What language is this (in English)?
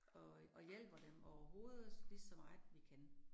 Danish